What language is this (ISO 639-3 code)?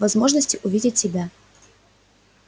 rus